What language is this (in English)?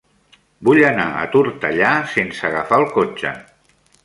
Catalan